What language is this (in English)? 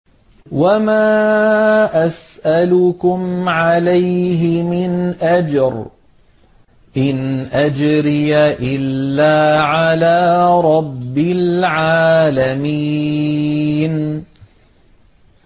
Arabic